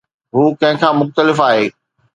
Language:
Sindhi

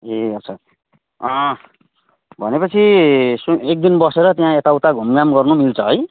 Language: Nepali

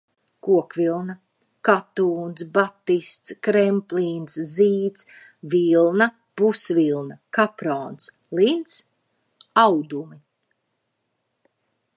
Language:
Latvian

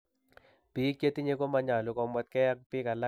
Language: Kalenjin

